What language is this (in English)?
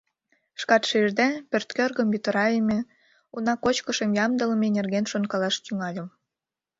Mari